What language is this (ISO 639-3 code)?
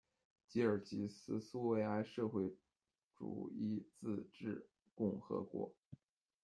zho